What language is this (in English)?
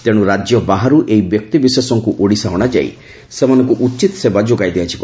Odia